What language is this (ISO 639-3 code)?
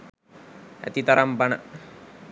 sin